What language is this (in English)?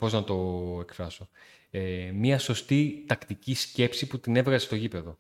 Greek